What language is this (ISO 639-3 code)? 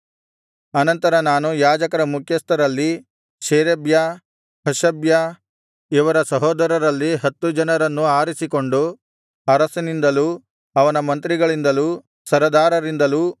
kan